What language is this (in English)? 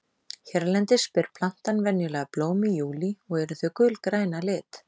Icelandic